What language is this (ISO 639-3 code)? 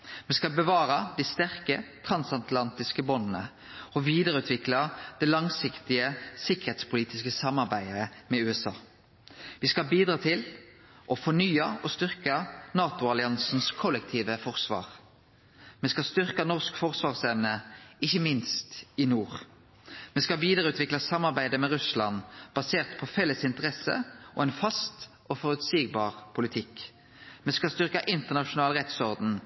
nno